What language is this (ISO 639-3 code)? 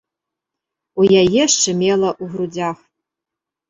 bel